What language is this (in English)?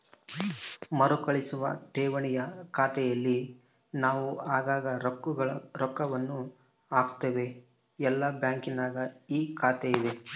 Kannada